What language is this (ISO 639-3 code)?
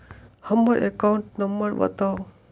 mai